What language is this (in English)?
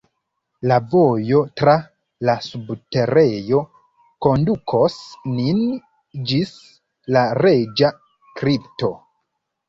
Esperanto